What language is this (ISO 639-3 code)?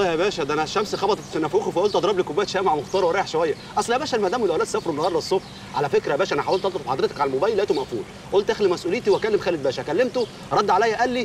ara